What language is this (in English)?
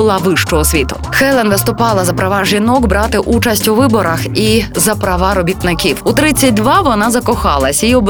Ukrainian